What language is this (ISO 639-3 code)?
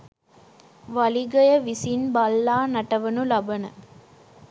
sin